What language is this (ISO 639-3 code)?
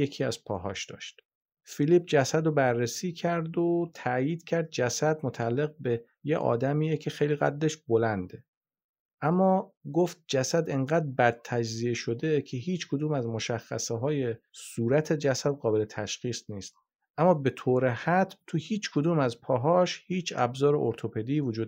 fas